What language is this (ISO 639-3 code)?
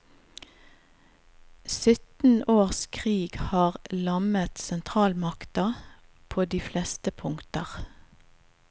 nor